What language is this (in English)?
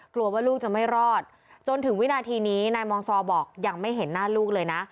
Thai